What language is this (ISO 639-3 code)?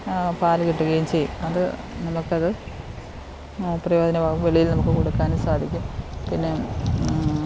mal